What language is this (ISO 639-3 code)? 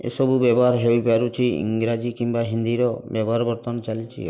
ori